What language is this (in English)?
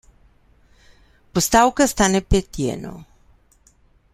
Slovenian